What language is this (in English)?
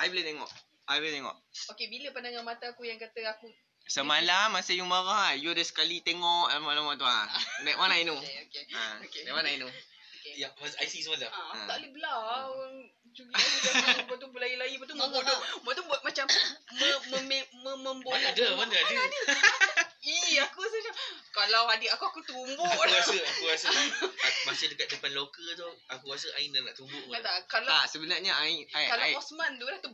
Malay